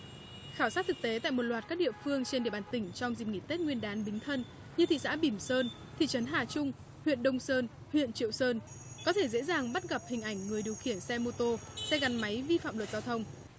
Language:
Vietnamese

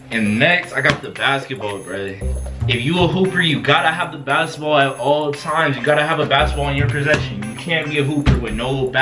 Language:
English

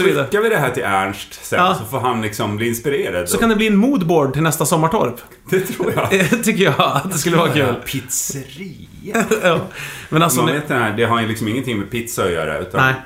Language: Swedish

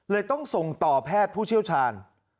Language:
Thai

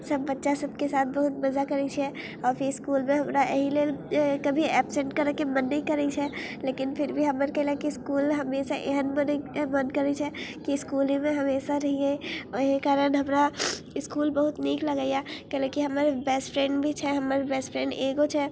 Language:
Maithili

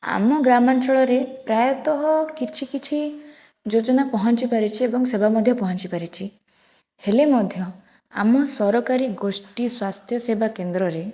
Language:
Odia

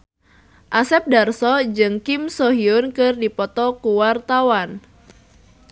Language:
Sundanese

